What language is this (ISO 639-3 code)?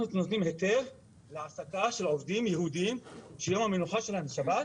heb